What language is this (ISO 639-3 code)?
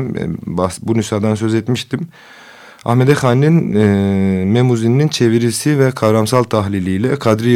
tur